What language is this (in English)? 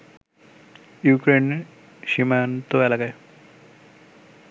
Bangla